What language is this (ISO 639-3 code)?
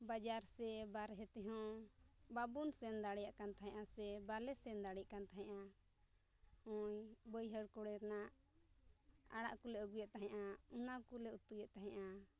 sat